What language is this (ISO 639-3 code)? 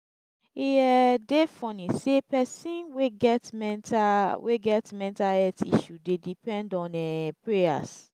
pcm